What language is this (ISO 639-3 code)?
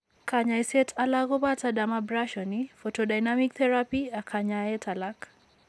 kln